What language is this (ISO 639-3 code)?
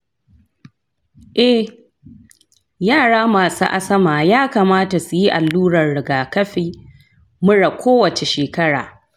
hau